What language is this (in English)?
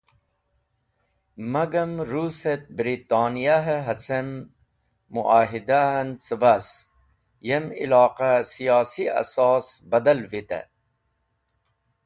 Wakhi